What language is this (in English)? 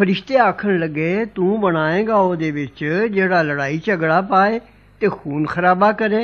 Arabic